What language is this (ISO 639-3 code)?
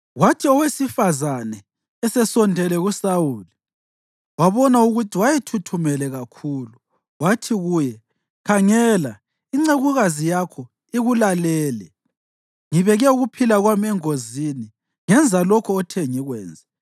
nde